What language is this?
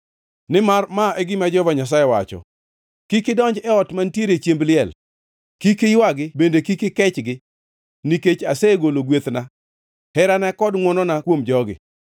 Luo (Kenya and Tanzania)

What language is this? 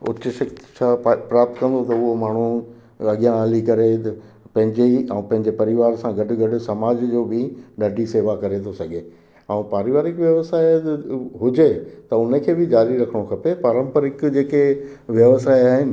Sindhi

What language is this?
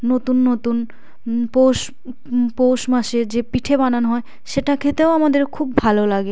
Bangla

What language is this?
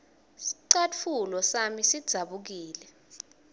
Swati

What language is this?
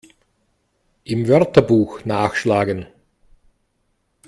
German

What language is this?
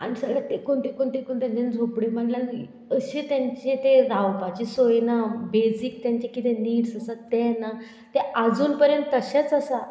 Konkani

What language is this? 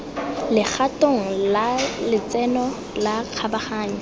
Tswana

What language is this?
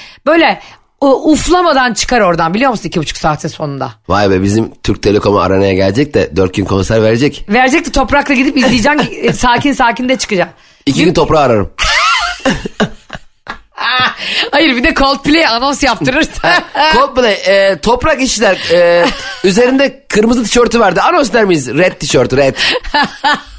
Turkish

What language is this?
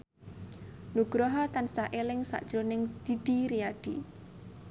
Javanese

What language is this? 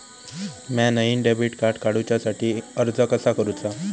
Marathi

